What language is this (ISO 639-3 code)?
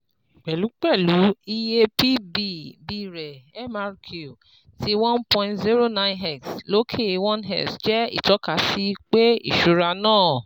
yor